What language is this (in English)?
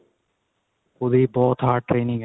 Punjabi